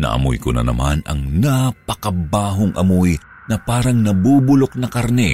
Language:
Filipino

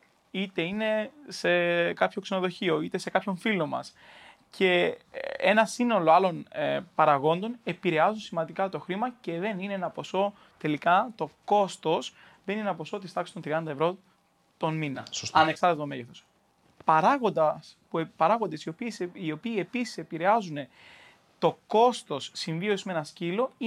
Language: Greek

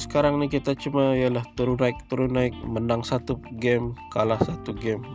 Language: Malay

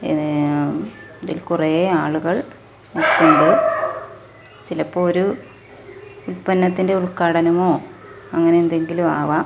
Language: Malayalam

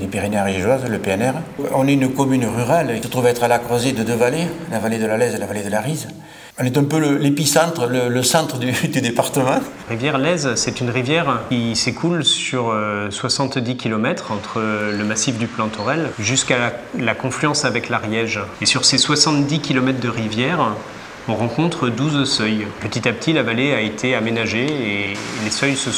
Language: French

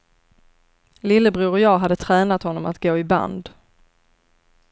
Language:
Swedish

